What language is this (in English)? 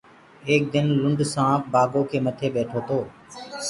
Gurgula